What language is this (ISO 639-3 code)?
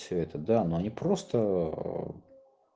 rus